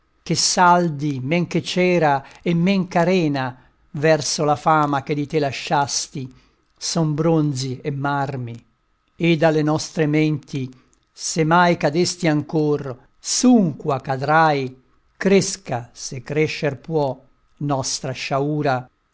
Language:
Italian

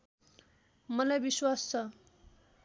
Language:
Nepali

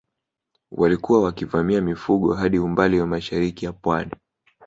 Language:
Swahili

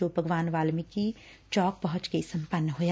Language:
Punjabi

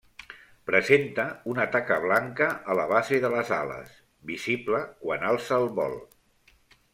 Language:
Catalan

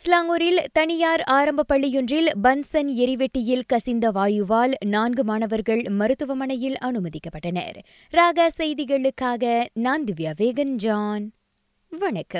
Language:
Tamil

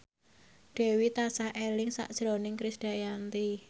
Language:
Javanese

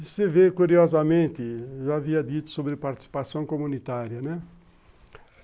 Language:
Portuguese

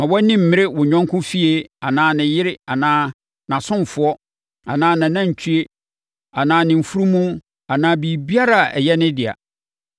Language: Akan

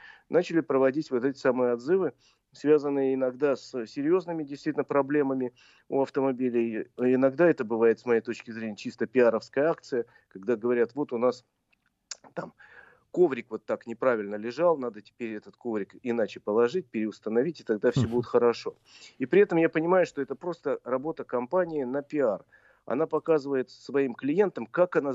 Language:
Russian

